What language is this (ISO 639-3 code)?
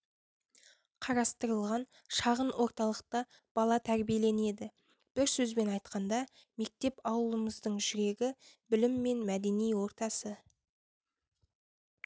kaz